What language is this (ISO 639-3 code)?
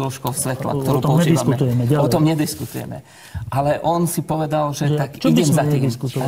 slk